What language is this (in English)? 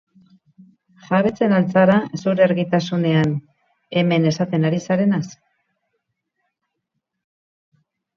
Basque